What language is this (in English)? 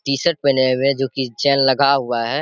Hindi